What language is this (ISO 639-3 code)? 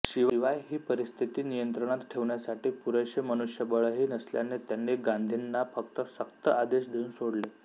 mar